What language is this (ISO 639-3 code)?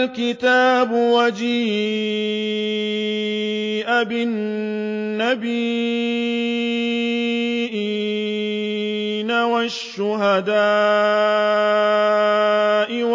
ara